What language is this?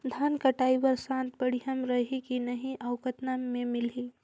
Chhattisgarhi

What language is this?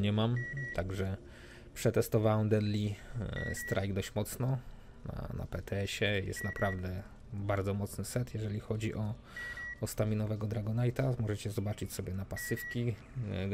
Polish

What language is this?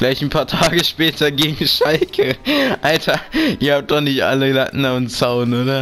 German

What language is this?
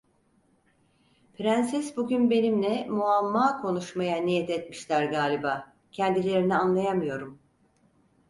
Turkish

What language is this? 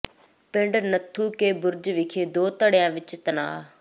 Punjabi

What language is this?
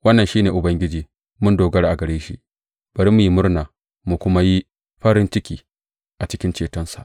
Hausa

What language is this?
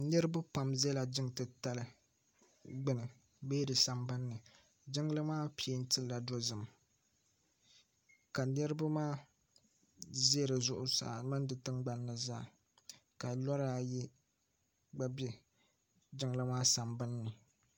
Dagbani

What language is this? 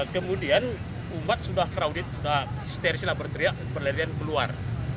Indonesian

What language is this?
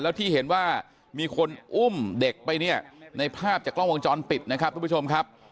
Thai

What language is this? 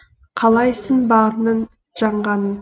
Kazakh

